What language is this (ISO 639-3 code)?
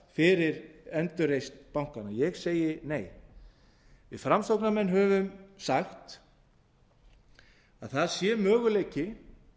isl